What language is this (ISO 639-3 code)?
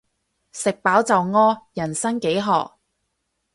yue